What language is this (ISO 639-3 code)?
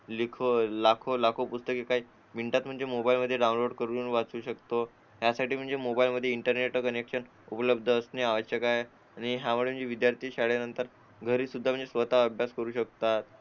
mar